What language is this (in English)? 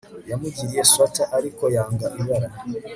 Kinyarwanda